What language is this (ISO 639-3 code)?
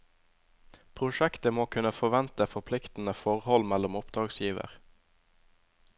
nor